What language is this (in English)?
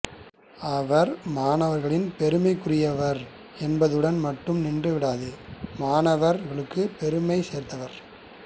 Tamil